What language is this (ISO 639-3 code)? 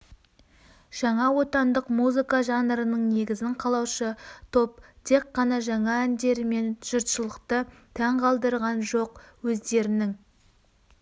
kaz